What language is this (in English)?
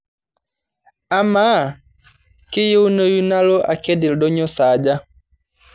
Masai